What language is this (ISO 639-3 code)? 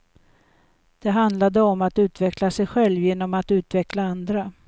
swe